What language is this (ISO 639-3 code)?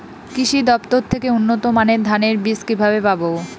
ben